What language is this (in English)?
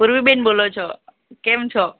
Gujarati